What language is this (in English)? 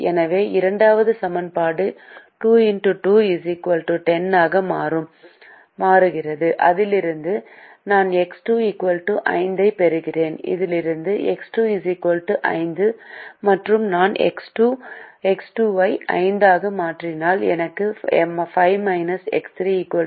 Tamil